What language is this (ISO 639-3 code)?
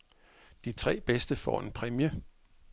dan